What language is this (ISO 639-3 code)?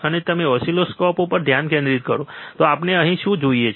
guj